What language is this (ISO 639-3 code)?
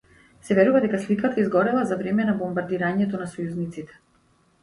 mkd